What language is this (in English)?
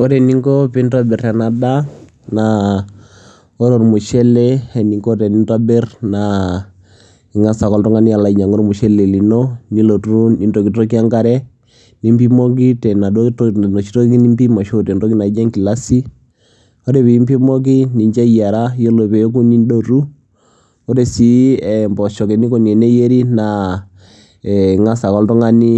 Masai